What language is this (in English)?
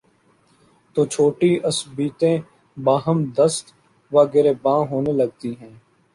Urdu